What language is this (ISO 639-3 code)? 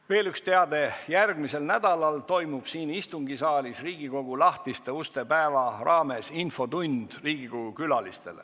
est